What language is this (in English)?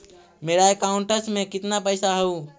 Magahi